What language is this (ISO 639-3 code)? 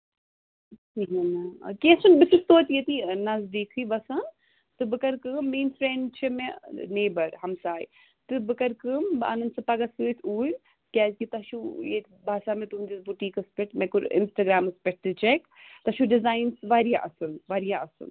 kas